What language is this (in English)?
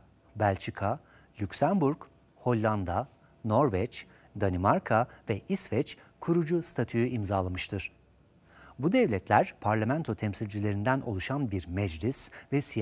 Turkish